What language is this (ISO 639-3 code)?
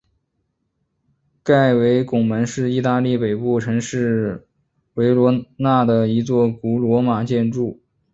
zho